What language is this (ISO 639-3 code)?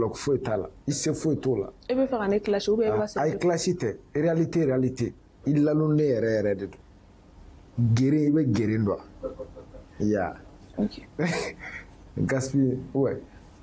fra